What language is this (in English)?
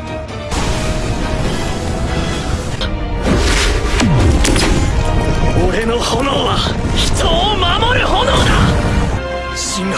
Japanese